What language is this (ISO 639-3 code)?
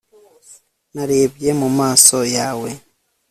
kin